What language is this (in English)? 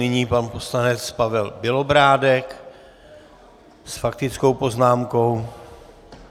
Czech